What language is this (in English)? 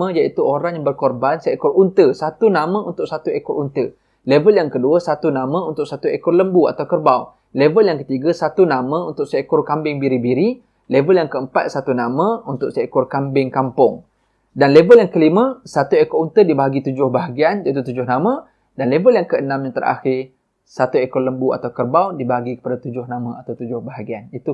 Malay